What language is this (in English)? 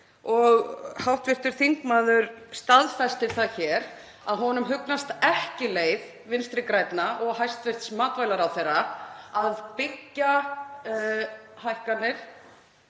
Icelandic